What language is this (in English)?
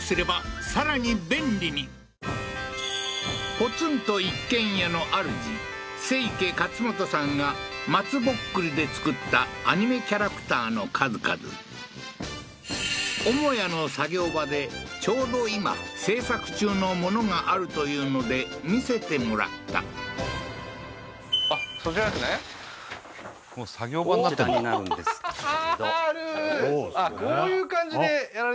Japanese